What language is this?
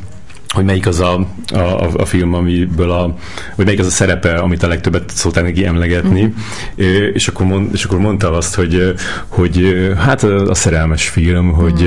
Hungarian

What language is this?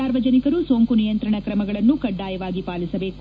Kannada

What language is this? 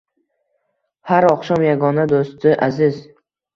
Uzbek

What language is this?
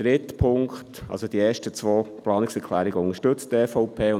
Swiss German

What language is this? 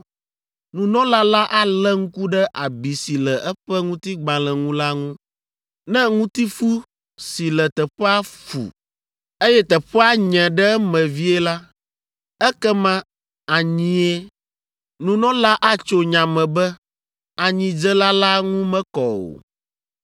Ewe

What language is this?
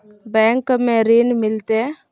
Magahi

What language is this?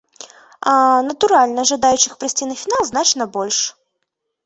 Belarusian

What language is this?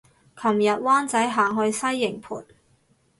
Cantonese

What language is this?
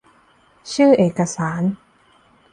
Thai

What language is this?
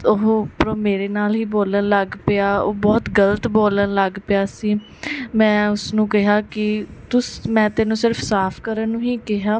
Punjabi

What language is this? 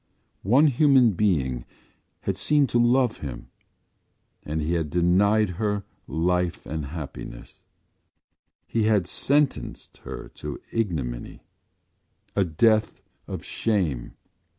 English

